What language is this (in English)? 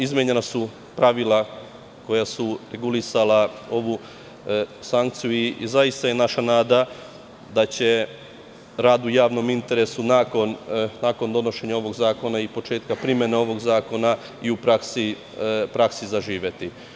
Serbian